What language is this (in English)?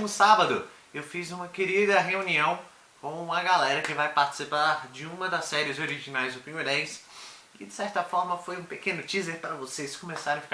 Portuguese